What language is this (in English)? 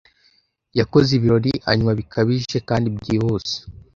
Kinyarwanda